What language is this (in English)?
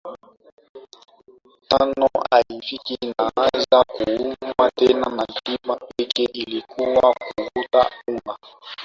Swahili